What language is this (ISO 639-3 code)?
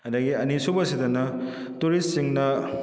mni